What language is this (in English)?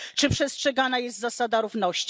Polish